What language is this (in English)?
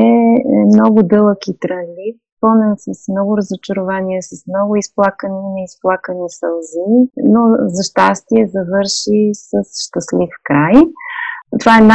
Bulgarian